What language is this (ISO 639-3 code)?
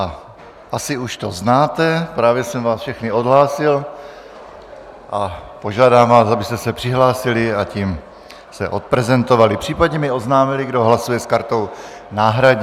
ces